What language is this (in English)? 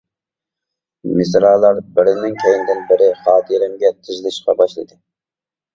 Uyghur